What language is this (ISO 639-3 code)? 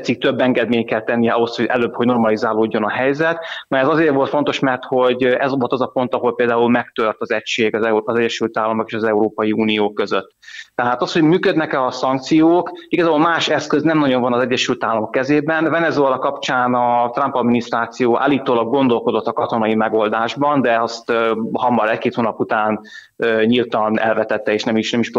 hun